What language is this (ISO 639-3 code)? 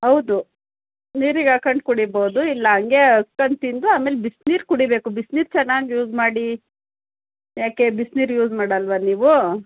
kan